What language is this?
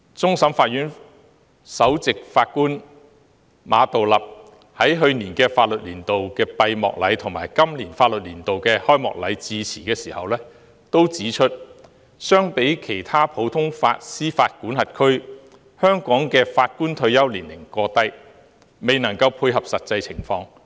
Cantonese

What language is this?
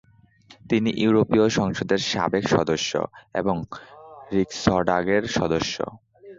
Bangla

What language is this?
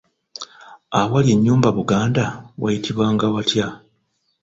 Ganda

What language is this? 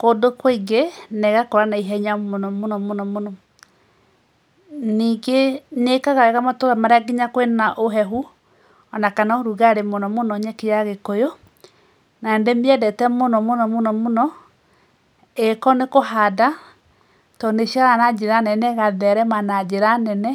Kikuyu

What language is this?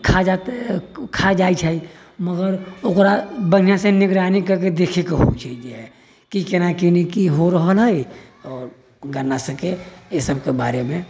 Maithili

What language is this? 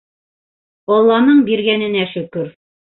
Bashkir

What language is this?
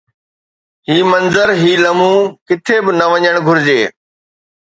Sindhi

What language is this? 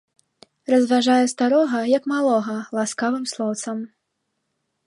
Belarusian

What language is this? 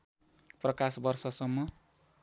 Nepali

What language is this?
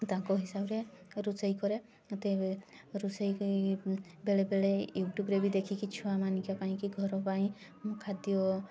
Odia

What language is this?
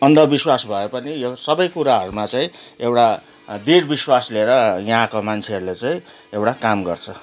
Nepali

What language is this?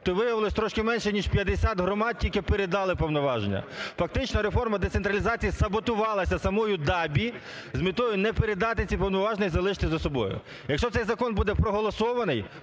Ukrainian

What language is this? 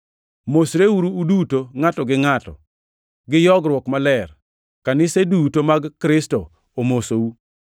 Luo (Kenya and Tanzania)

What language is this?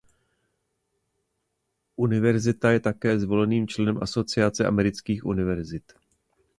Czech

